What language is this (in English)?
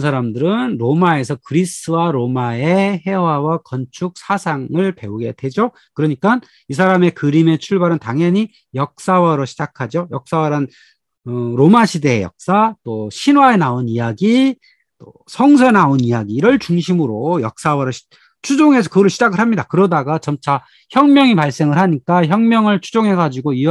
Korean